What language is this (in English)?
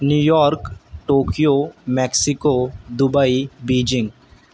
Urdu